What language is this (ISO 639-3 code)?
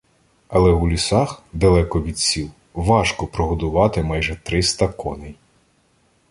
ukr